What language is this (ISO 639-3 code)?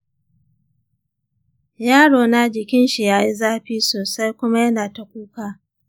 hau